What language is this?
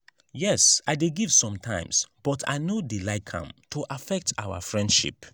Nigerian Pidgin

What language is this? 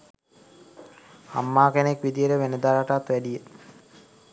Sinhala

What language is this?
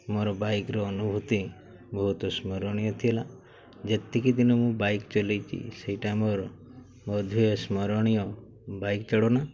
Odia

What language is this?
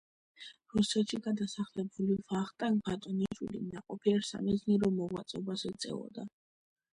Georgian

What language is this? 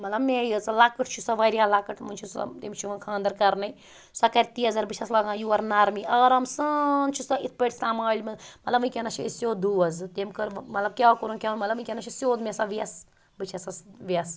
Kashmiri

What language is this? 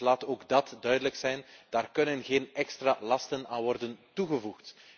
Dutch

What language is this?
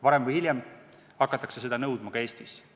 Estonian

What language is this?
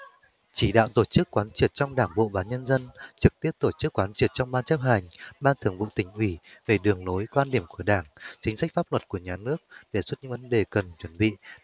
Vietnamese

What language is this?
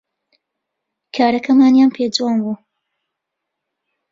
Central Kurdish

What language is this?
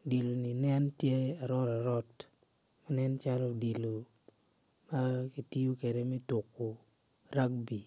Acoli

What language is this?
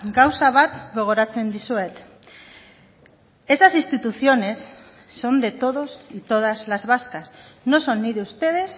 Spanish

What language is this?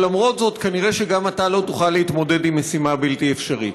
Hebrew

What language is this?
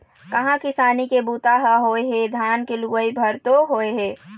Chhattisgarhi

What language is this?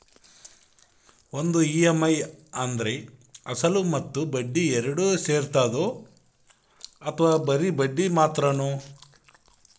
Kannada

